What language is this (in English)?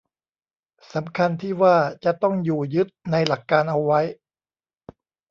Thai